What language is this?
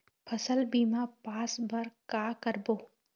Chhattisgarhi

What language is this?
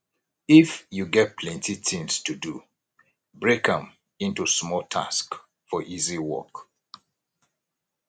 Nigerian Pidgin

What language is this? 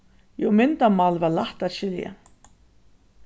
Faroese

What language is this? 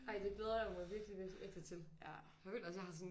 Danish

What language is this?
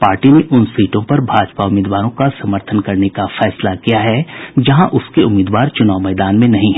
Hindi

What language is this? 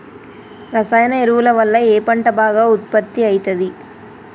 Telugu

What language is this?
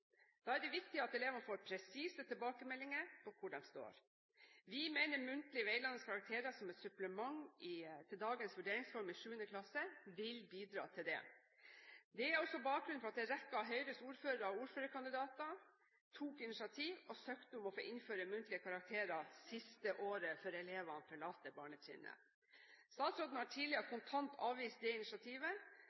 Norwegian Bokmål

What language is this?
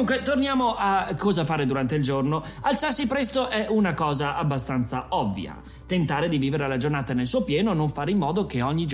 Italian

